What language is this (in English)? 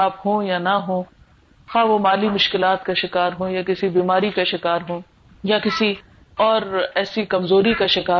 Urdu